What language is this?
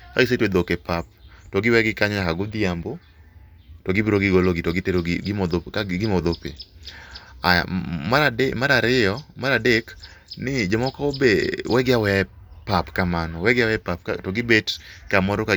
Luo (Kenya and Tanzania)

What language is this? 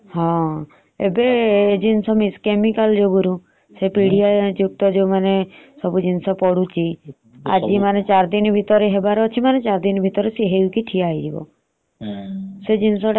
Odia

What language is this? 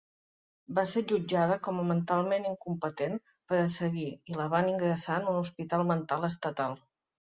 Catalan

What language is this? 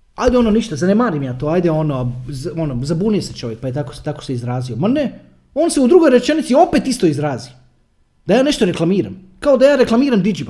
Croatian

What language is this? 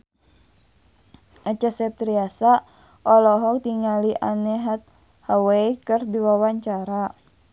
Sundanese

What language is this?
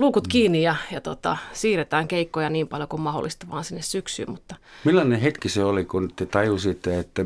Finnish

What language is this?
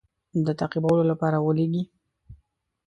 Pashto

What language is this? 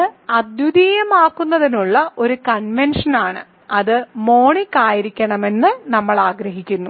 Malayalam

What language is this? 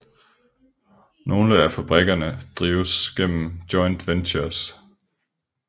Danish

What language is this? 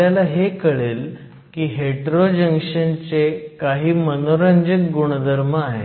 Marathi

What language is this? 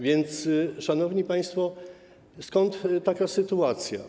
Polish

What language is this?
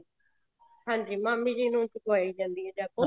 Punjabi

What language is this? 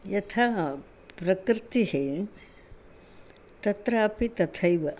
Sanskrit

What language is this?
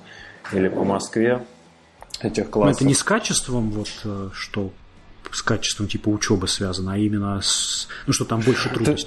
Russian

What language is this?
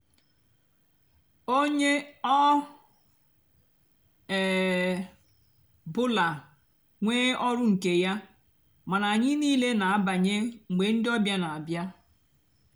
Igbo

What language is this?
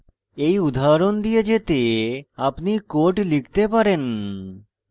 Bangla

